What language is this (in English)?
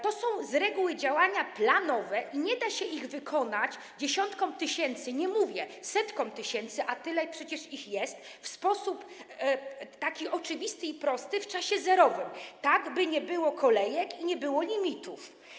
Polish